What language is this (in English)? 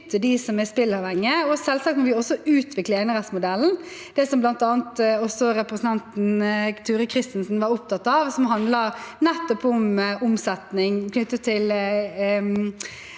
Norwegian